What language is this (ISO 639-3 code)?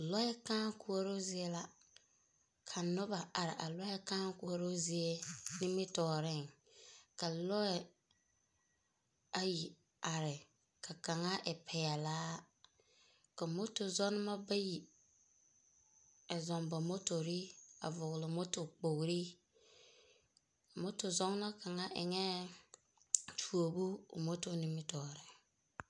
dga